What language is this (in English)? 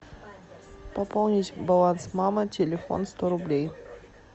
Russian